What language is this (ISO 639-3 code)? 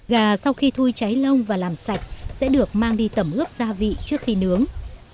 vie